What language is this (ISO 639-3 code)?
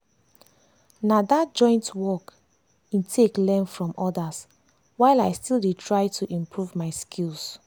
pcm